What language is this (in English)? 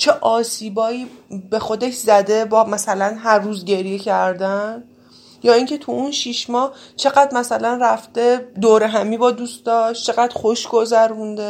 Persian